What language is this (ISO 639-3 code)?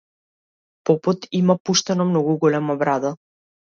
mkd